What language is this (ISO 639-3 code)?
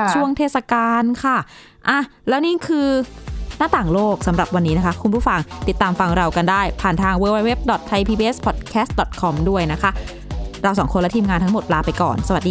tha